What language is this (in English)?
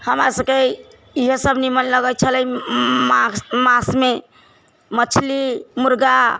Maithili